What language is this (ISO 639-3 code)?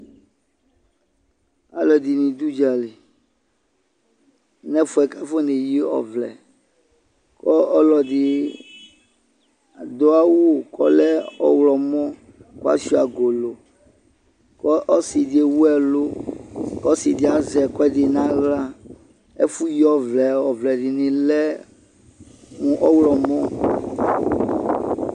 kpo